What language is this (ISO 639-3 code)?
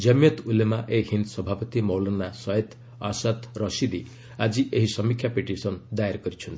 ori